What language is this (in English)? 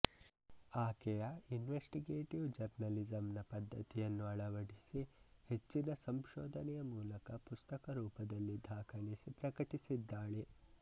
Kannada